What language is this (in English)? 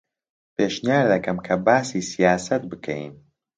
Central Kurdish